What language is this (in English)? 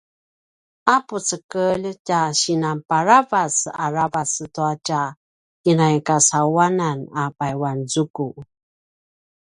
Paiwan